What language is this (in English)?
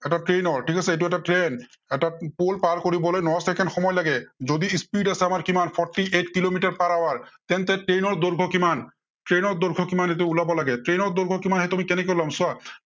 Assamese